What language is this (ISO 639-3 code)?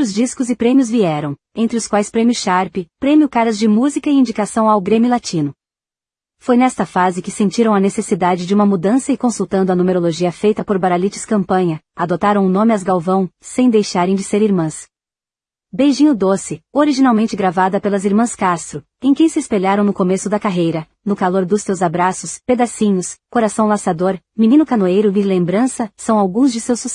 por